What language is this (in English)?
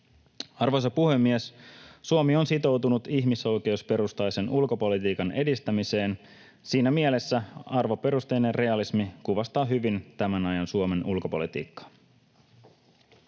Finnish